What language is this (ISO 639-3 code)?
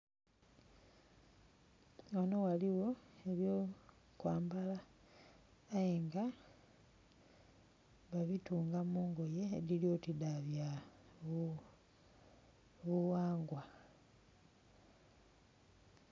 xog